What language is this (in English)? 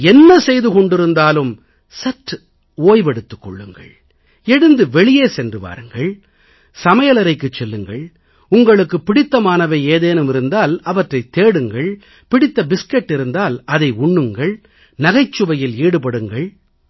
Tamil